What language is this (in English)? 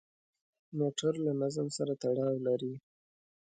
Pashto